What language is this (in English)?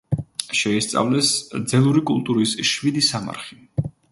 Georgian